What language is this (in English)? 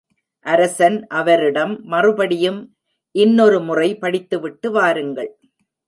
Tamil